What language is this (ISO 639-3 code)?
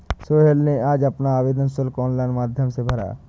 hin